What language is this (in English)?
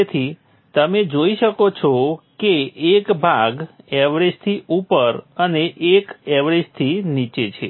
Gujarati